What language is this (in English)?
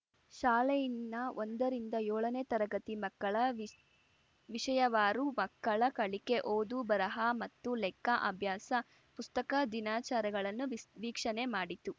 Kannada